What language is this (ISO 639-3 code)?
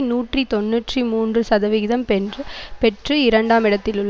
tam